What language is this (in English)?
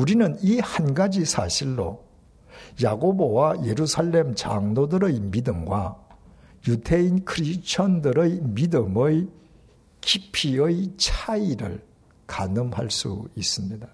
Korean